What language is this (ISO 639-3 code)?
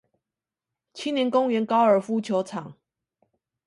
zho